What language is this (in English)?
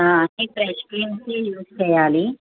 Telugu